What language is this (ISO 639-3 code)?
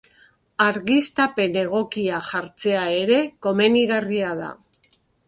eus